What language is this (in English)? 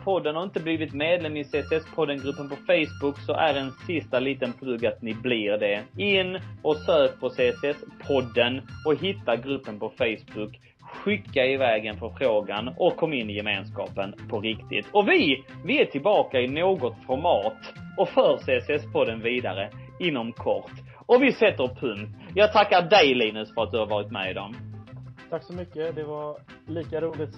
Swedish